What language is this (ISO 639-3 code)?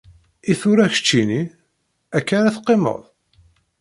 kab